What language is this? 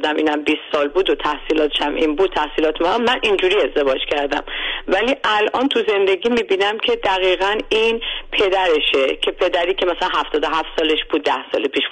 Persian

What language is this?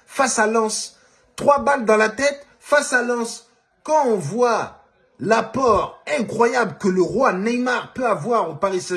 French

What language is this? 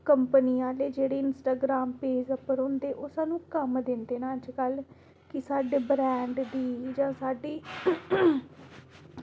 Dogri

